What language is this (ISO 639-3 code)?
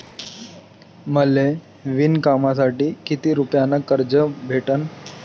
mar